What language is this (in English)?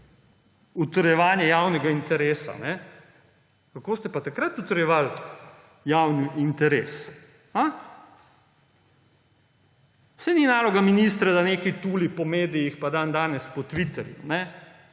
Slovenian